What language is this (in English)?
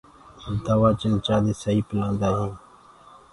Gurgula